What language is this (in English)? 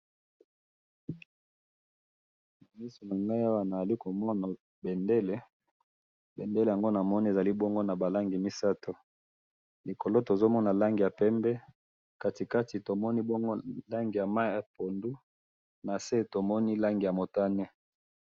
Lingala